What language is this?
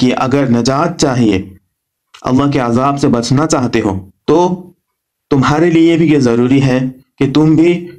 Urdu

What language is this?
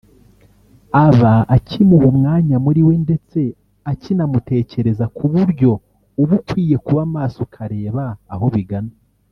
Kinyarwanda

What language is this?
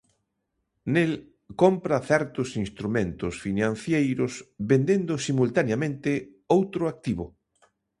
Galician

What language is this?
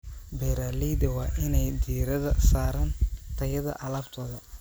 Somali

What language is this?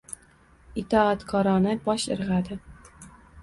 Uzbek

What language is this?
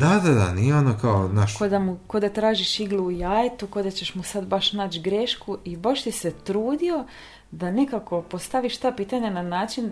Croatian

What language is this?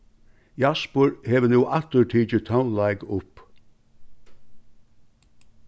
Faroese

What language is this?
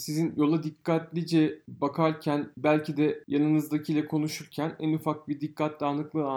Turkish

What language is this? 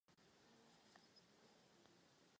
Czech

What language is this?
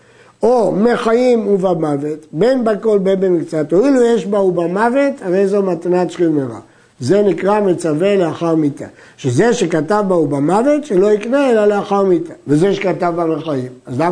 Hebrew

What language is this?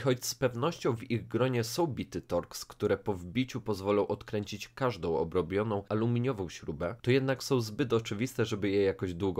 Polish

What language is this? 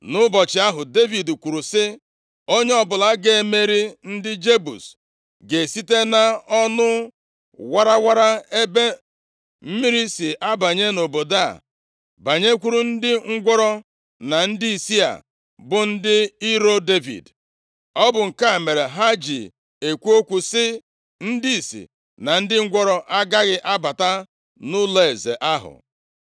Igbo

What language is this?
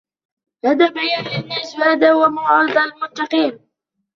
Arabic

